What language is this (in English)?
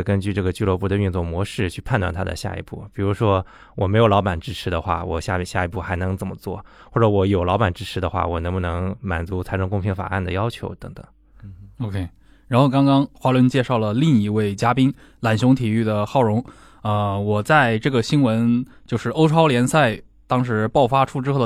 Chinese